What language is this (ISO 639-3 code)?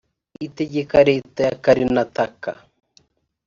kin